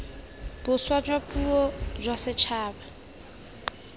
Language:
Tswana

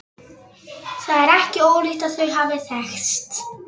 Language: Icelandic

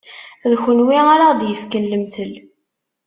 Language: Kabyle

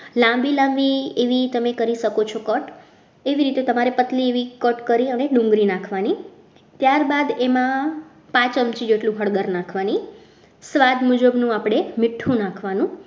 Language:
Gujarati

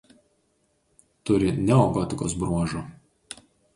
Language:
Lithuanian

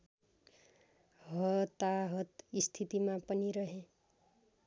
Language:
Nepali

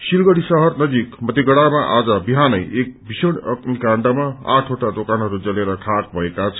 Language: Nepali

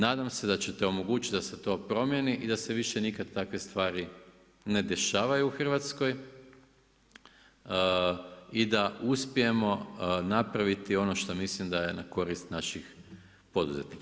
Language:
Croatian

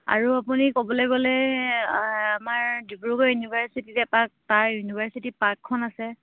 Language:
Assamese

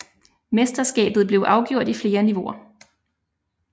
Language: Danish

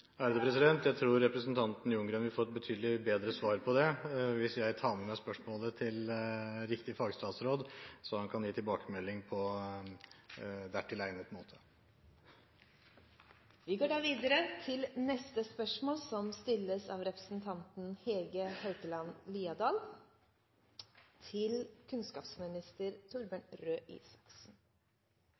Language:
Norwegian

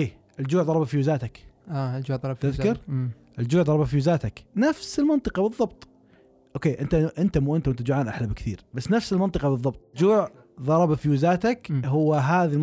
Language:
Arabic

